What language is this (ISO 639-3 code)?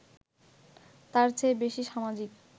ben